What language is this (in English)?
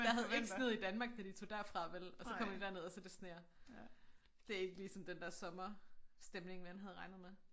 Danish